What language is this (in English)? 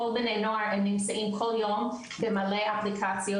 Hebrew